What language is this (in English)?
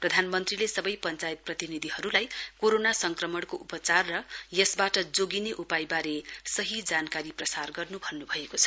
Nepali